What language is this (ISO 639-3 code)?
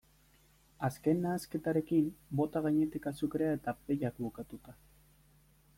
eus